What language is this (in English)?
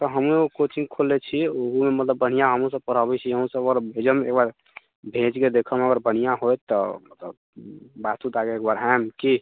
Maithili